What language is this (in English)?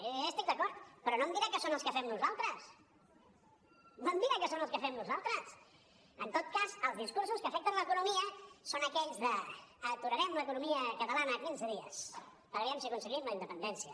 Catalan